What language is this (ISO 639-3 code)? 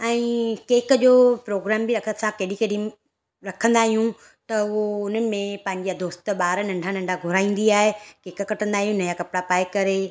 snd